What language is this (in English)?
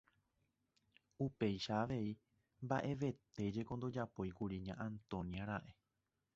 Guarani